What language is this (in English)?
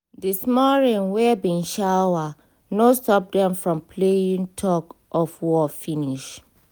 Nigerian Pidgin